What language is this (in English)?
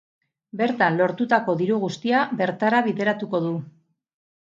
Basque